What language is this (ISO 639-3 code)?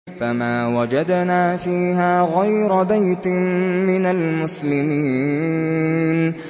ara